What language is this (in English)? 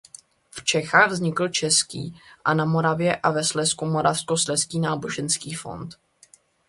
Czech